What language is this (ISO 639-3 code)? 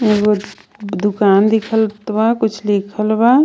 bho